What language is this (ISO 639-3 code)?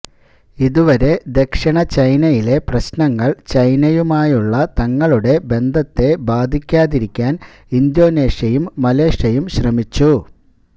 mal